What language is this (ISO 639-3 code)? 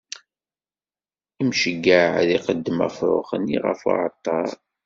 kab